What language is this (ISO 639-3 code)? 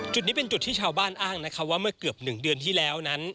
tha